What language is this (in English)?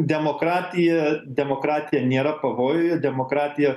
Lithuanian